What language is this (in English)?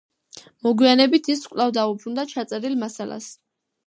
Georgian